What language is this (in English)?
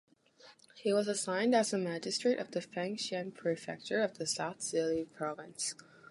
English